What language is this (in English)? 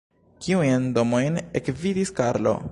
Esperanto